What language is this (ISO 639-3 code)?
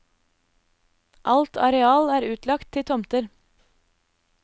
nor